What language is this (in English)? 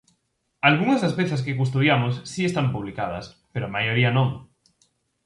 Galician